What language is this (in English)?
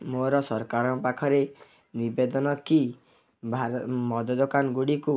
Odia